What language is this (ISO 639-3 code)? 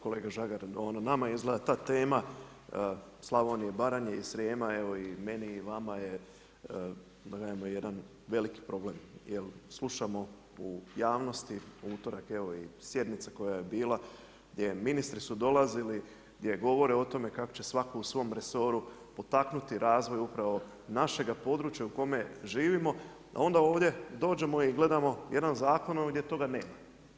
hrv